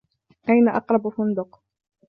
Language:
Arabic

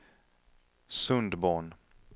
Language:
Swedish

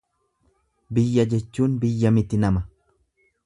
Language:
Oromo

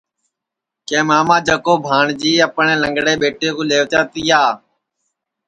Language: Sansi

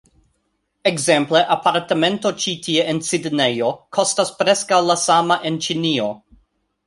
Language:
Esperanto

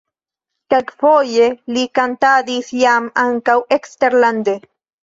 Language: Esperanto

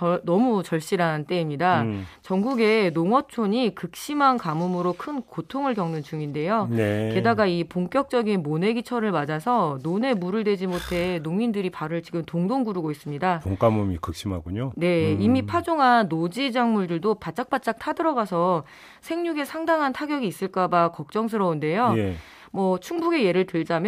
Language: Korean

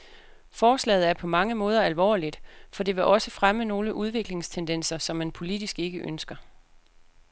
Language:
Danish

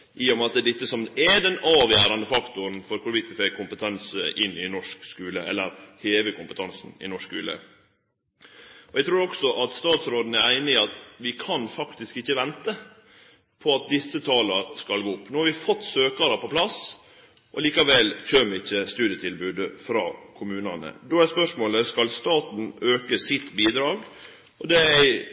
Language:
Norwegian Nynorsk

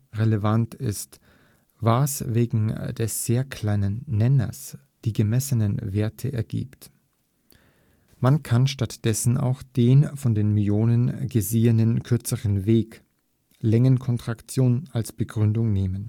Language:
German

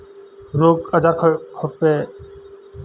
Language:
Santali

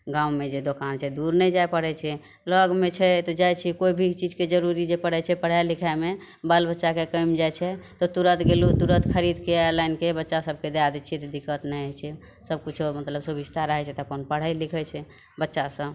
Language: Maithili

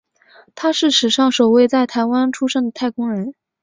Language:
Chinese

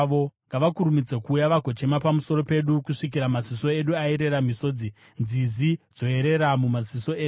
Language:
Shona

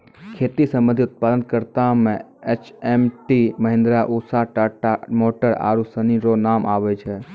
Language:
Maithili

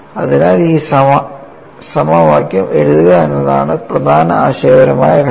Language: Malayalam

